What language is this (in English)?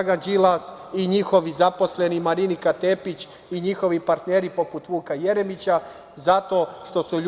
Serbian